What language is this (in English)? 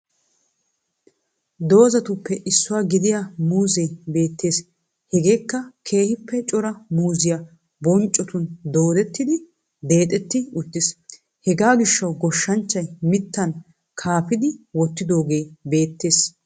Wolaytta